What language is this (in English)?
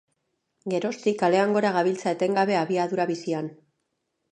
Basque